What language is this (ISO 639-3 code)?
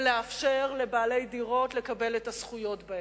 heb